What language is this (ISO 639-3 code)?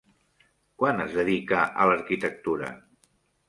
cat